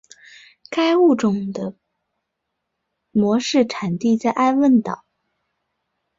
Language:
Chinese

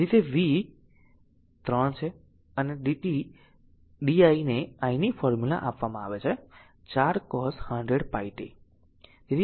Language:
Gujarati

